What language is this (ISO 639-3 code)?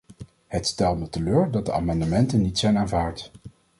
nld